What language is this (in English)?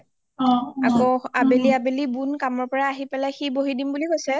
Assamese